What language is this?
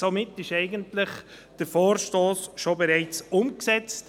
Swiss German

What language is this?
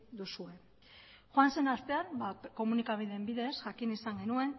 Basque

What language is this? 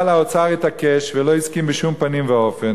Hebrew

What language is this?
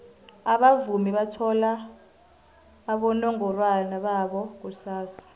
South Ndebele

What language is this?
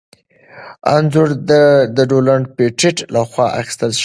Pashto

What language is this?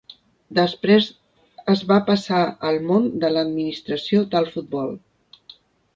Catalan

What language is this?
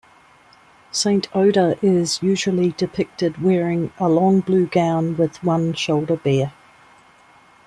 English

